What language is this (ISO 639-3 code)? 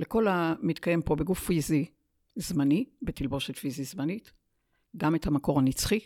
heb